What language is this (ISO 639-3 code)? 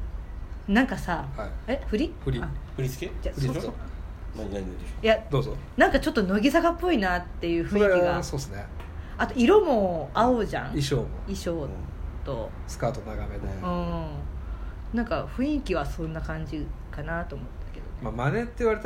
jpn